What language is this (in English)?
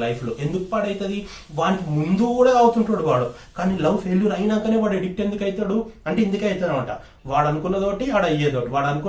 Telugu